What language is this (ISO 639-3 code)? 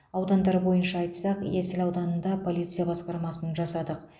kaz